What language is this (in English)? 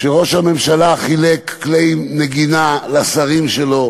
Hebrew